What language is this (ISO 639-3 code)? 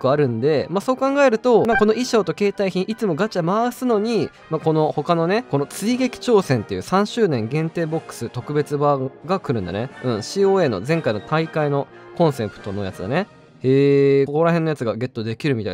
jpn